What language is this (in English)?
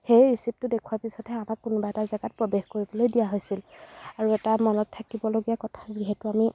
Assamese